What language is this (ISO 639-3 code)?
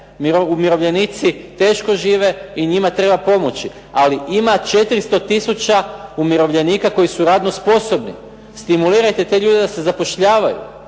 hrv